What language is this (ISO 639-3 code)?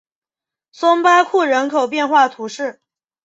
zho